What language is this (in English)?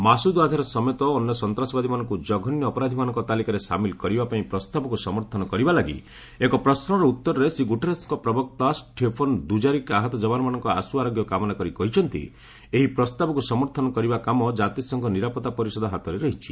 Odia